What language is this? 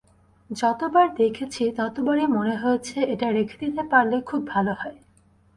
Bangla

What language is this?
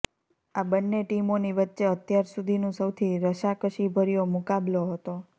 Gujarati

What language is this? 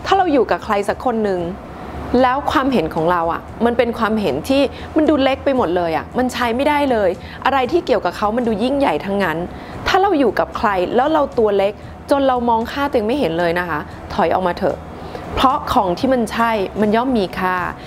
Thai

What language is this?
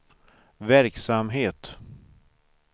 Swedish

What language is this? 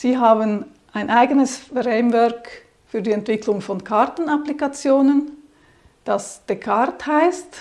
German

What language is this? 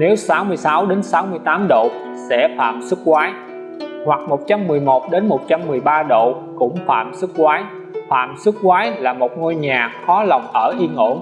Vietnamese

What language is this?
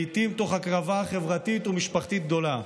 Hebrew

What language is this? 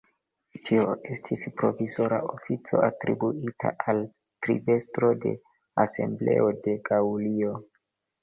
Esperanto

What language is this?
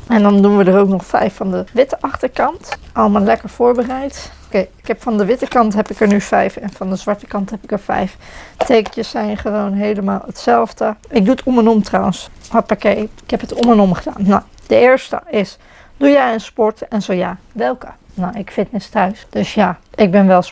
Dutch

